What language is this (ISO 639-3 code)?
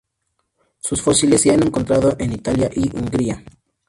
spa